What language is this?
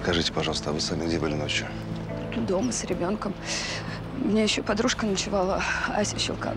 Russian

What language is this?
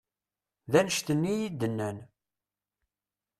Kabyle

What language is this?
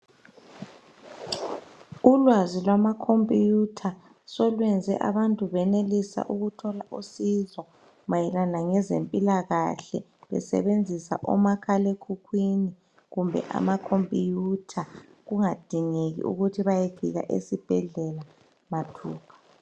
North Ndebele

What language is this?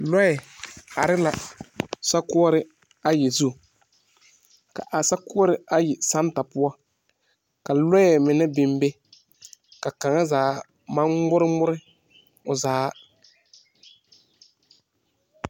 Southern Dagaare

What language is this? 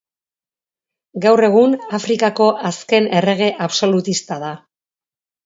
Basque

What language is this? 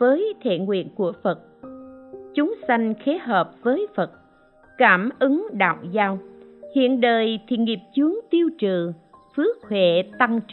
Vietnamese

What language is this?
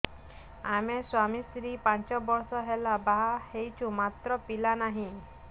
Odia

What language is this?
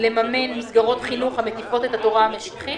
Hebrew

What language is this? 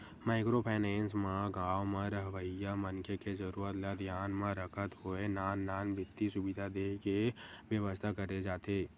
Chhattisgarhi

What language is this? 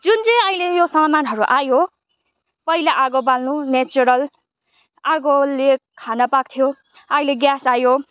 Nepali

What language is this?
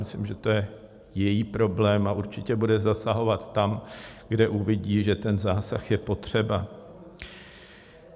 Czech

